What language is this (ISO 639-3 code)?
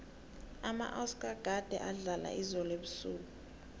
nbl